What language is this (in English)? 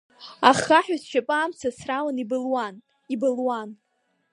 Abkhazian